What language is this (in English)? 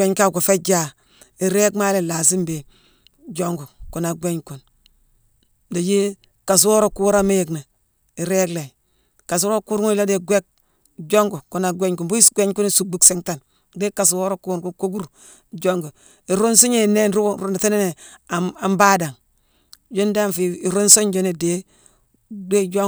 Mansoanka